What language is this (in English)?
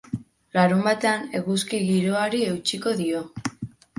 Basque